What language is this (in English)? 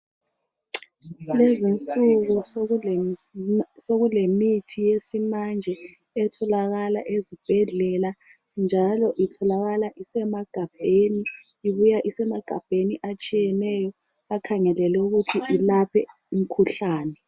North Ndebele